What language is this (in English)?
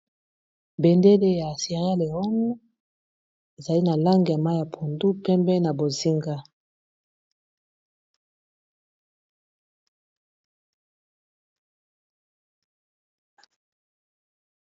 Lingala